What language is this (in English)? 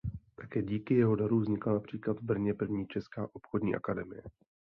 Czech